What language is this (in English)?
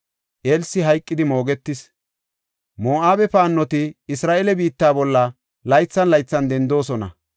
Gofa